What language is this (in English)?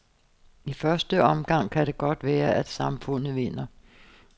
Danish